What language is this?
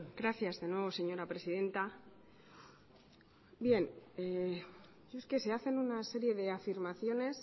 Spanish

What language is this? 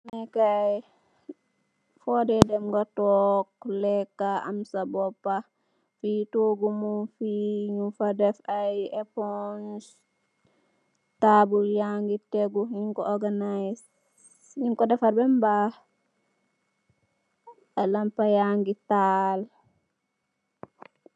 Wolof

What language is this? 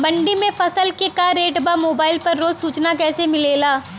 Bhojpuri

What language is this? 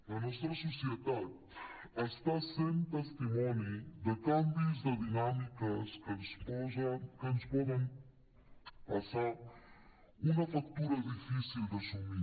Catalan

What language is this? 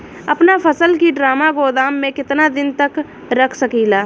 Bhojpuri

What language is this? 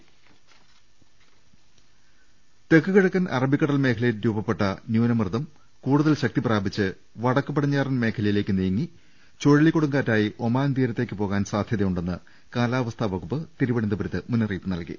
Malayalam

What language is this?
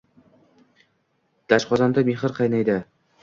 Uzbek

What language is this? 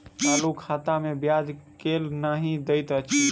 Maithili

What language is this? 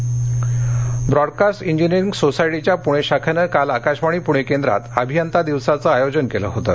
Marathi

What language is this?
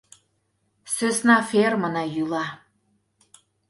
Mari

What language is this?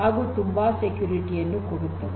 Kannada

